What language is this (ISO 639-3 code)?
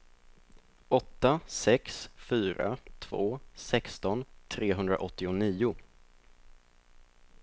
swe